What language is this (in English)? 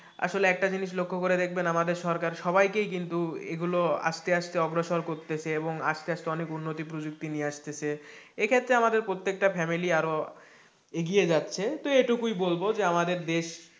Bangla